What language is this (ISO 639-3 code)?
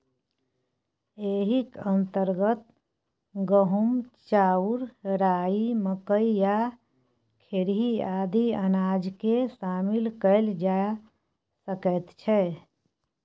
mai